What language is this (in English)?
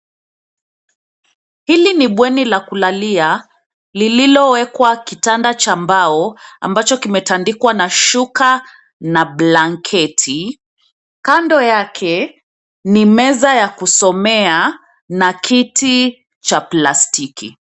Swahili